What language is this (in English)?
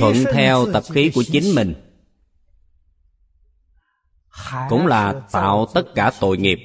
Vietnamese